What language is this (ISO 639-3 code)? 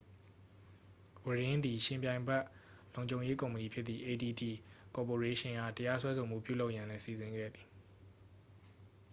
mya